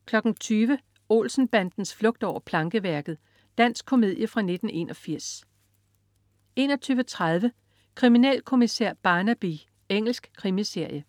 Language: Danish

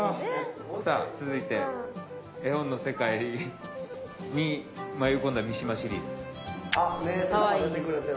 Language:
Japanese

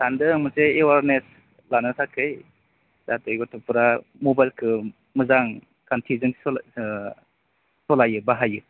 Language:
Bodo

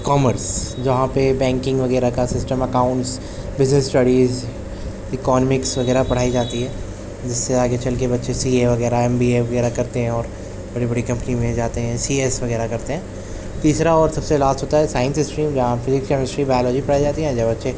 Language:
Urdu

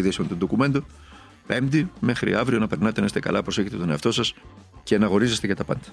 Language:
Greek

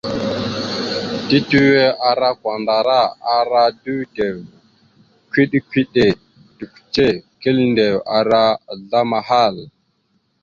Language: Mada (Cameroon)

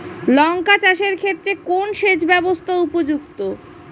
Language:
Bangla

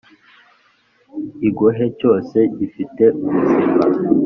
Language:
Kinyarwanda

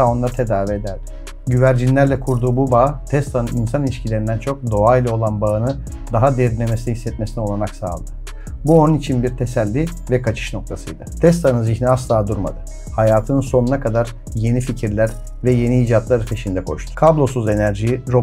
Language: Turkish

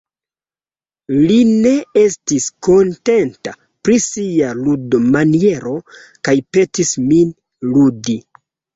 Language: Esperanto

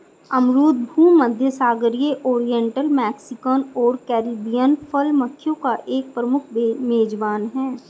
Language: Hindi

